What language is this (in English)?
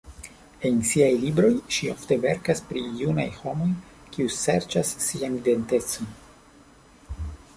Esperanto